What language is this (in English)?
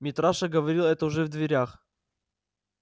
Russian